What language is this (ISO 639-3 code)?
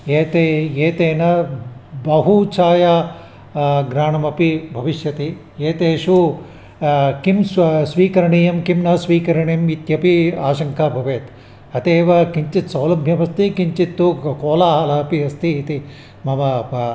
san